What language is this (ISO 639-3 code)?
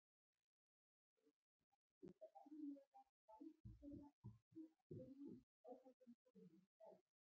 isl